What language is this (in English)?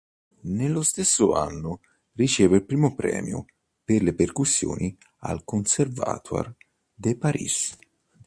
Italian